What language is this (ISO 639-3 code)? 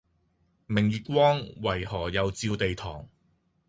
yue